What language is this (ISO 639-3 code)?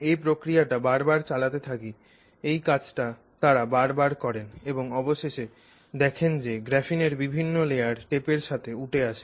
ben